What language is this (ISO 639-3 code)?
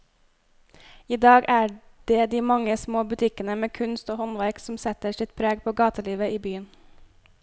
nor